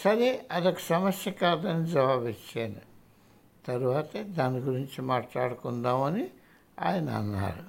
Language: Hindi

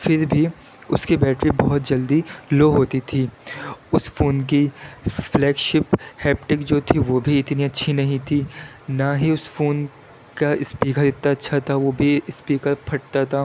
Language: Urdu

